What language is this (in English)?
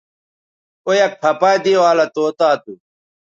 Bateri